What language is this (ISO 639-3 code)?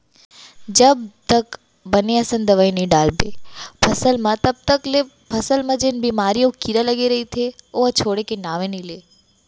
hne